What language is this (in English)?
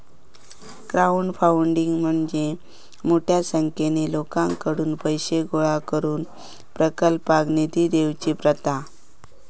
Marathi